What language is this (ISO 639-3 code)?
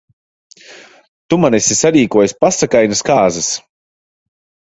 lav